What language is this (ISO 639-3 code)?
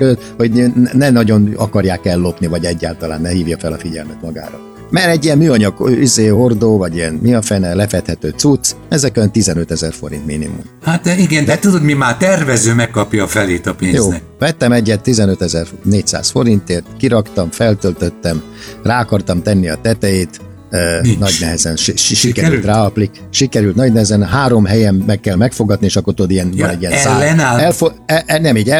hun